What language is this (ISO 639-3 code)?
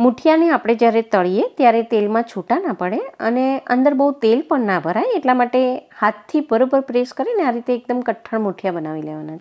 hin